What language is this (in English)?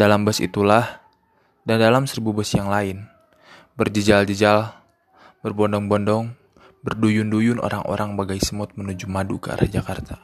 Indonesian